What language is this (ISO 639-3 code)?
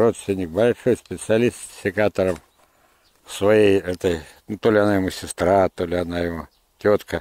rus